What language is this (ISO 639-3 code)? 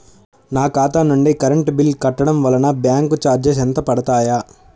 tel